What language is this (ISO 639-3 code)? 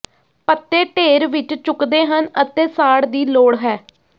pan